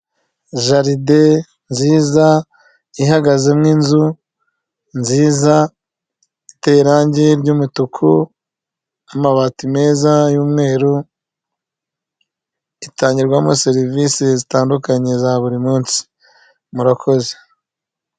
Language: Kinyarwanda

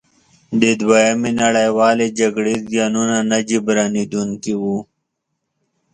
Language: Pashto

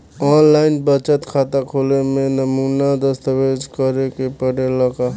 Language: Bhojpuri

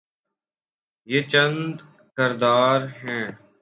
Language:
Urdu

